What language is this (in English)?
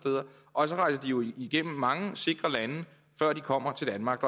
Danish